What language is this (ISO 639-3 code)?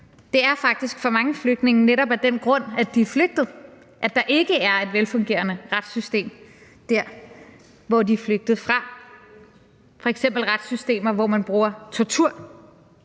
dan